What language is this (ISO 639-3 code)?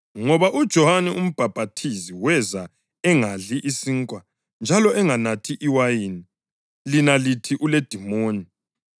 nde